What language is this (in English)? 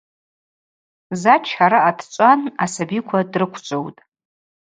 Abaza